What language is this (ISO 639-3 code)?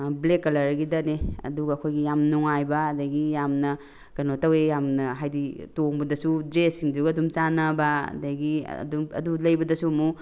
mni